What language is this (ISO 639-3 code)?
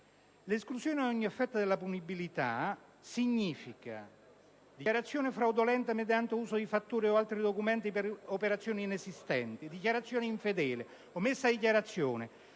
ita